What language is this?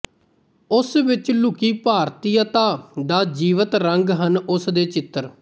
Punjabi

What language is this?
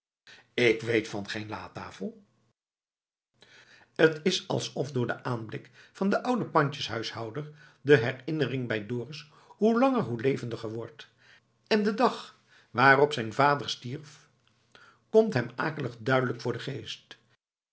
Dutch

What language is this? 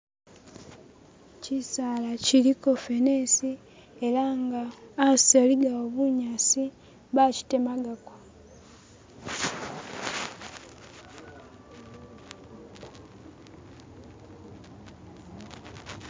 Masaaba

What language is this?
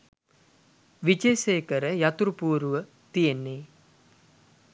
Sinhala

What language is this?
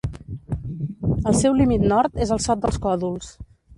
Catalan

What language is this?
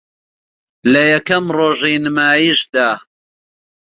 Central Kurdish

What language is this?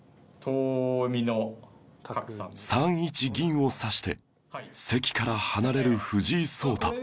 Japanese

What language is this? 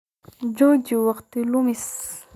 Somali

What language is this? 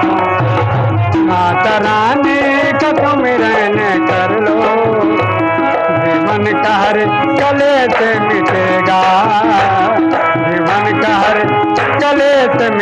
Hindi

